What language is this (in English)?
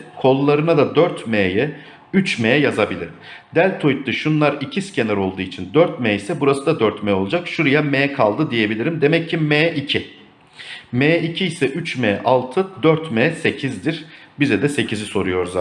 Turkish